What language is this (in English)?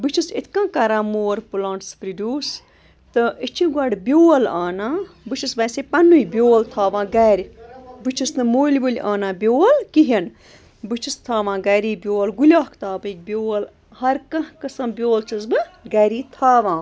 Kashmiri